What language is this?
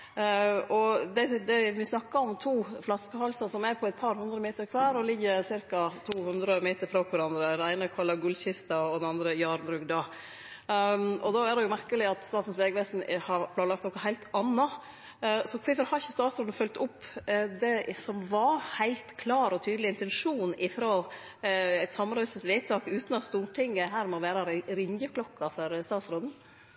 Norwegian Nynorsk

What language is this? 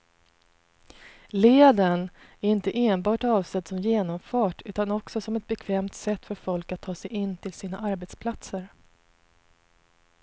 Swedish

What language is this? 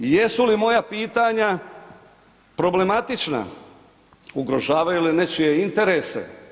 Croatian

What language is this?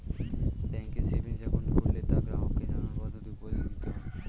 Bangla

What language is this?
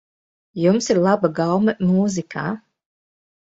Latvian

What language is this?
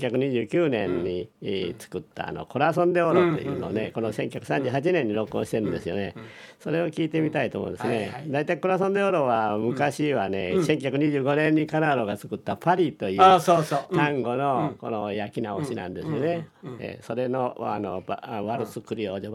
Japanese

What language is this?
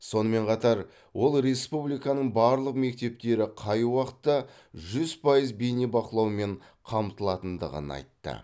Kazakh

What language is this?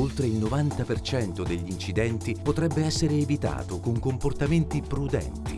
Italian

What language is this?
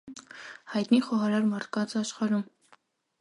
Armenian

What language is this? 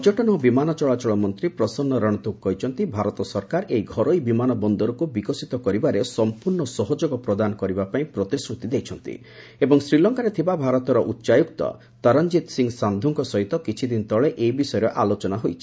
Odia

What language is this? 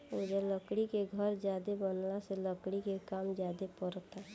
Bhojpuri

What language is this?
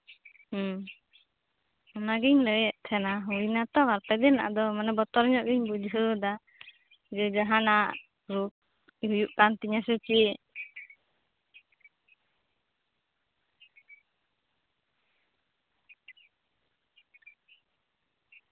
Santali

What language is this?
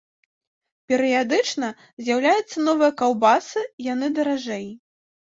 Belarusian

